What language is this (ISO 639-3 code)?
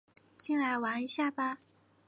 zho